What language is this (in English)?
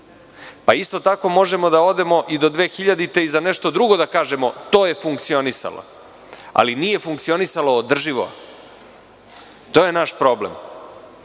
Serbian